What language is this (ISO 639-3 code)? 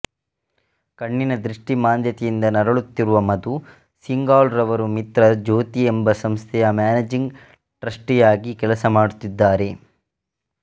kan